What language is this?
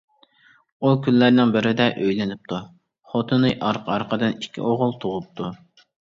Uyghur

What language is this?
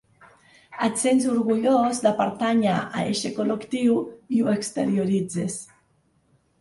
Catalan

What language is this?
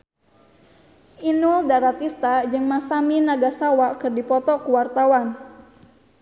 Sundanese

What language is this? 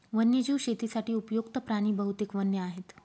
Marathi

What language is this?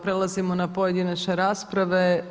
Croatian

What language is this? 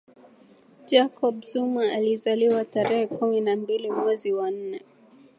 Swahili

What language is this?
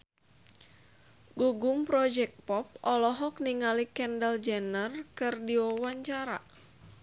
Sundanese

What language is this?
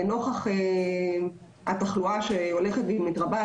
Hebrew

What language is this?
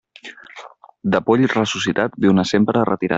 Catalan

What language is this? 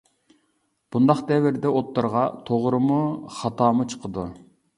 Uyghur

